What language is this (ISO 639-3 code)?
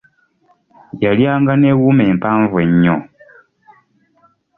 lug